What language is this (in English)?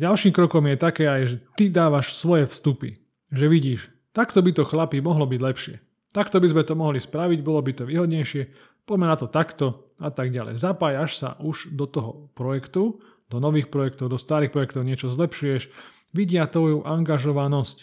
Slovak